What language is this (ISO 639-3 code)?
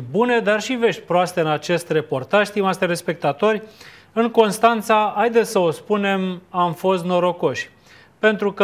ron